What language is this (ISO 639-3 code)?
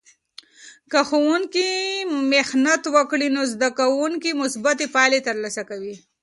pus